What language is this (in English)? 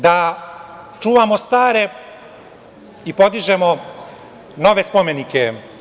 Serbian